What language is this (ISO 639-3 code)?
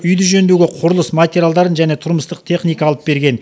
kaz